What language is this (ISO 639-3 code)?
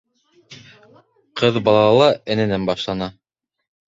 bak